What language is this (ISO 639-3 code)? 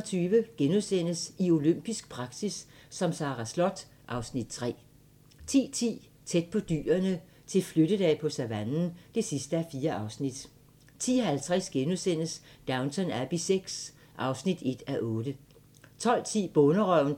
dan